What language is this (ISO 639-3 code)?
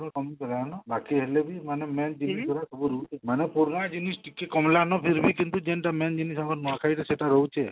ori